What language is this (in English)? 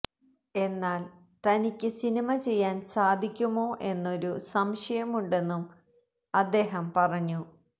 Malayalam